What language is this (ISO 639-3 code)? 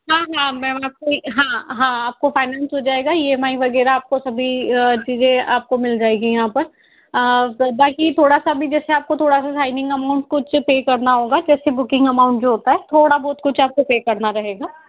hin